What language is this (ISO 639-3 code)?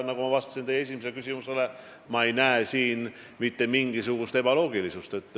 est